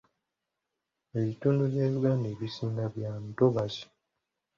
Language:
Ganda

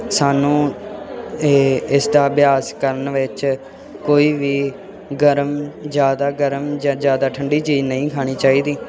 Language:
Punjabi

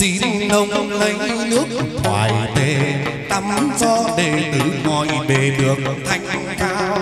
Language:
Vietnamese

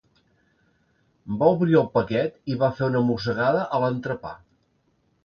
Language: Catalan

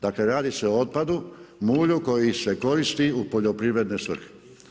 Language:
Croatian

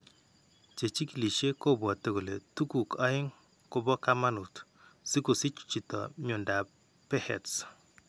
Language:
Kalenjin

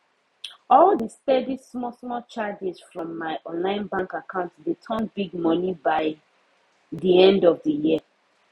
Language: Nigerian Pidgin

